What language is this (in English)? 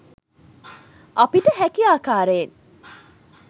Sinhala